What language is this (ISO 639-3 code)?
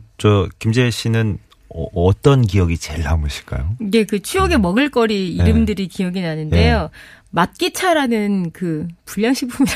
kor